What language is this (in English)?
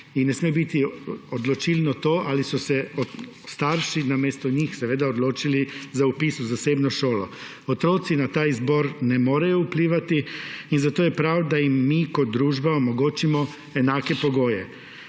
Slovenian